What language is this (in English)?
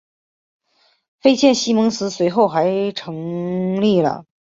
Chinese